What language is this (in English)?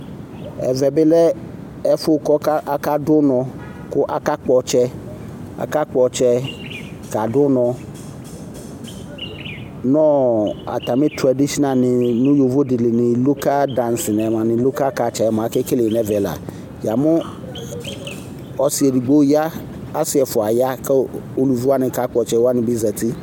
Ikposo